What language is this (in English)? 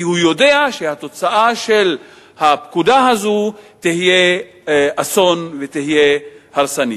Hebrew